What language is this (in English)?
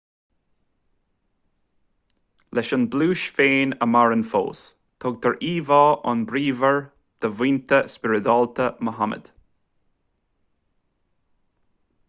Irish